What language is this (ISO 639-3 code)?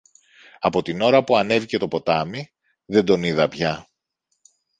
ell